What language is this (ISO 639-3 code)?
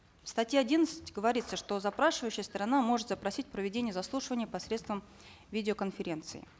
kaz